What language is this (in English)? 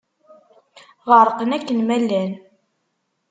Kabyle